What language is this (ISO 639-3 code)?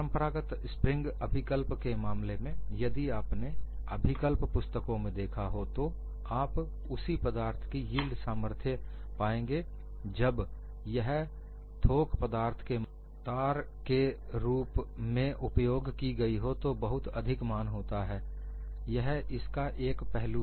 hin